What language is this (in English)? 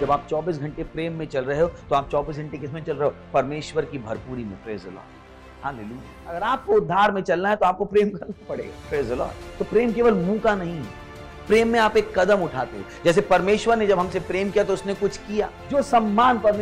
Hindi